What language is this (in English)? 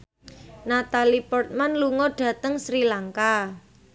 Javanese